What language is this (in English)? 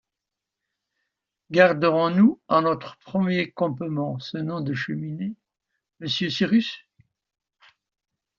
French